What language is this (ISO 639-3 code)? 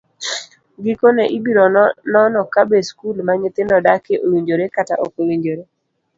luo